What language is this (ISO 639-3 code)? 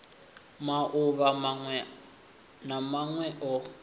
ven